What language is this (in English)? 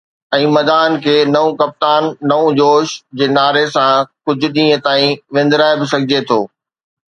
Sindhi